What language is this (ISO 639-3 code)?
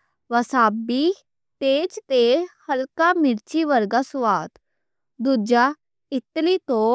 lah